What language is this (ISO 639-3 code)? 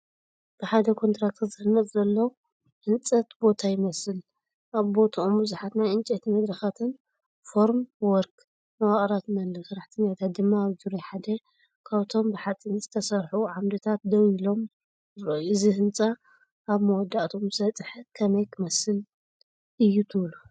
tir